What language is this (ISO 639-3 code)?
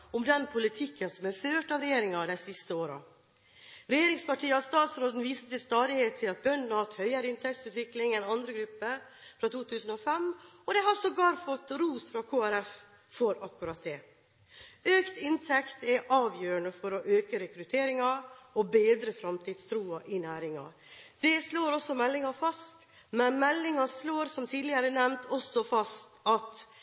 nob